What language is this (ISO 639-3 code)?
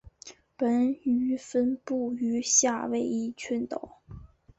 zho